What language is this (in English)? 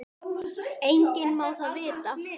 Icelandic